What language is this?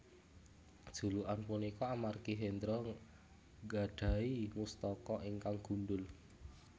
Javanese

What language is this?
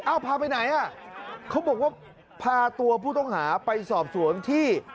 Thai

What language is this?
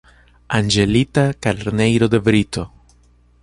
Portuguese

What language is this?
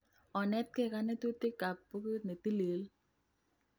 Kalenjin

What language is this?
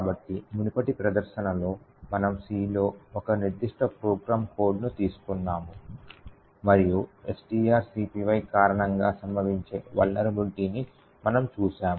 Telugu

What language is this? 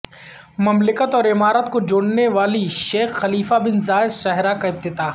Urdu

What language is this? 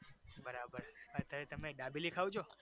Gujarati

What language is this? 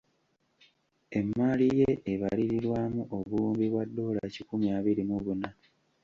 Ganda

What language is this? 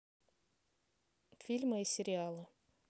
Russian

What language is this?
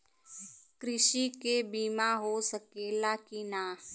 Bhojpuri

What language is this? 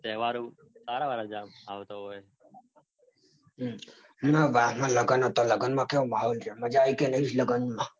Gujarati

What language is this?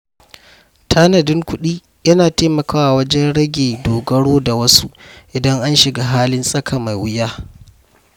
Hausa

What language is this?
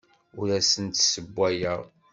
Kabyle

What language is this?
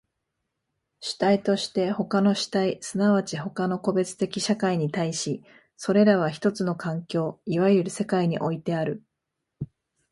Japanese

